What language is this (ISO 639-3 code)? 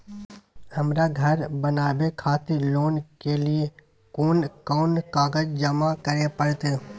mai